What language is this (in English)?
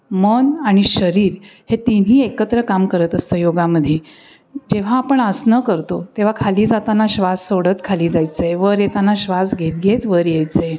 Marathi